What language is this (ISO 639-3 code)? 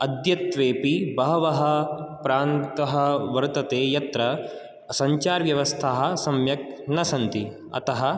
san